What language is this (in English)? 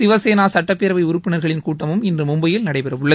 Tamil